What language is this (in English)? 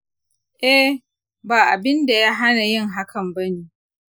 Hausa